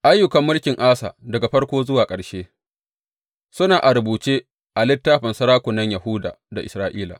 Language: Hausa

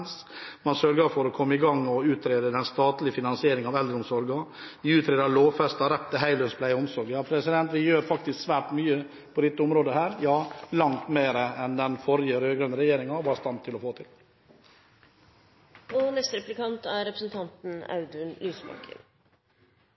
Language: Norwegian Bokmål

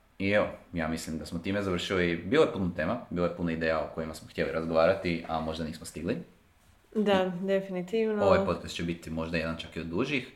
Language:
Croatian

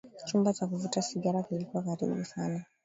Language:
Swahili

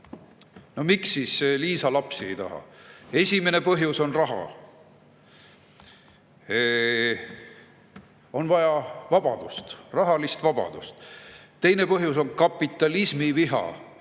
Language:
Estonian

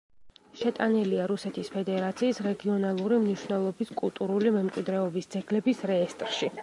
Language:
Georgian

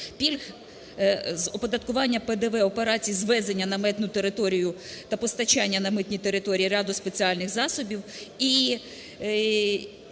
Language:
Ukrainian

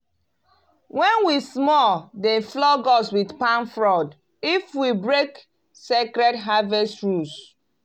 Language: Nigerian Pidgin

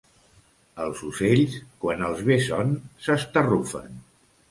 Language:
Catalan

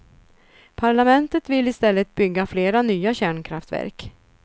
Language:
Swedish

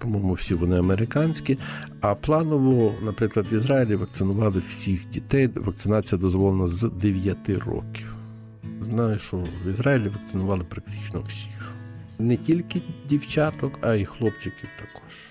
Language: Ukrainian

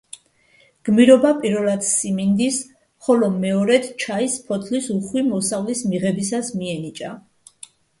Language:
Georgian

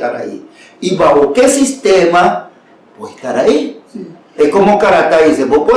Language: Spanish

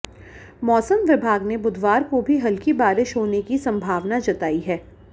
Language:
Hindi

